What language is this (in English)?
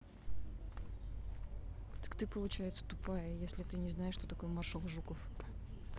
Russian